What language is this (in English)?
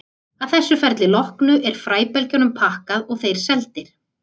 Icelandic